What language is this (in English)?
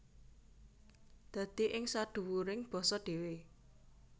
Javanese